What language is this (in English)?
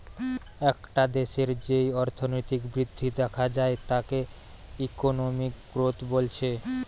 Bangla